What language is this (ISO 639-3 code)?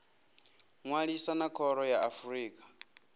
ven